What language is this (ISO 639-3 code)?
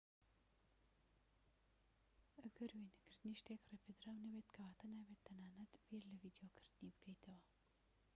ckb